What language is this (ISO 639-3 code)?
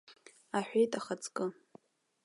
abk